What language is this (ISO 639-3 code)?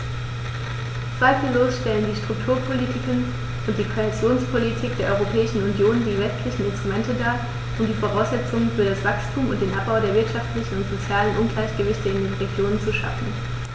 deu